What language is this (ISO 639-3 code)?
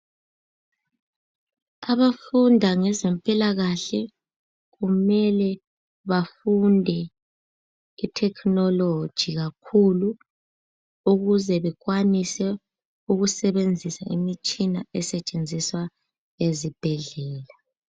nde